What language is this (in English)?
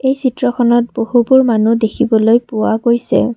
Assamese